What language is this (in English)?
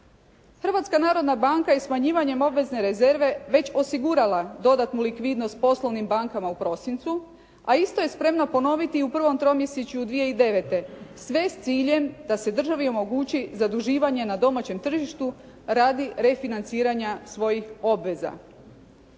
Croatian